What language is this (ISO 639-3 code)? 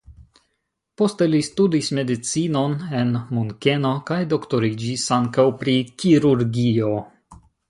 epo